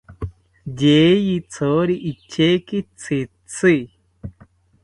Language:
South Ucayali Ashéninka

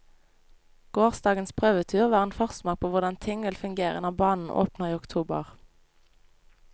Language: Norwegian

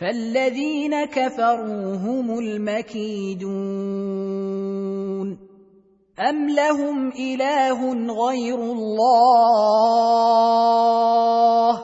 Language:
Arabic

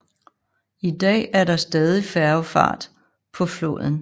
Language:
Danish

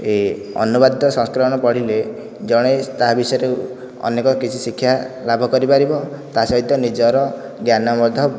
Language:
Odia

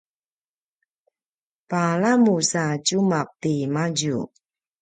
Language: Paiwan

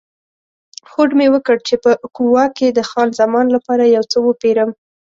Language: Pashto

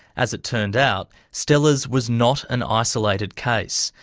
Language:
English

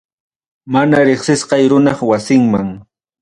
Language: Ayacucho Quechua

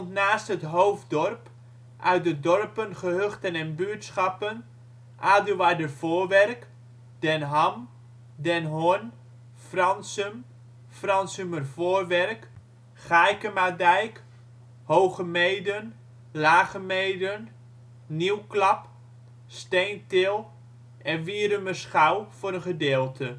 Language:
Dutch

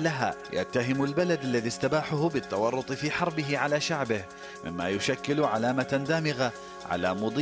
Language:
Arabic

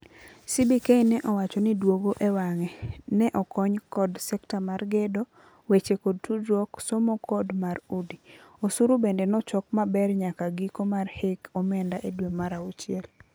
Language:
Luo (Kenya and Tanzania)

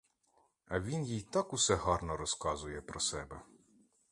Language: Ukrainian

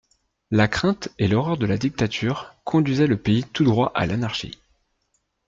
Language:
French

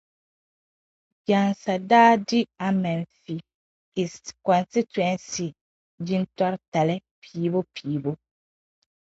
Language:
Dagbani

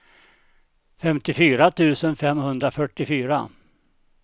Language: Swedish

